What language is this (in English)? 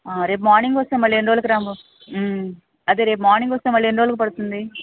Telugu